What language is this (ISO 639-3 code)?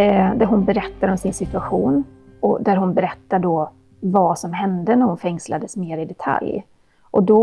swe